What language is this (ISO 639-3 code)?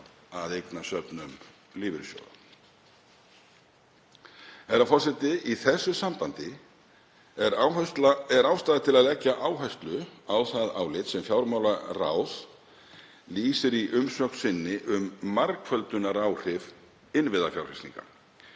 isl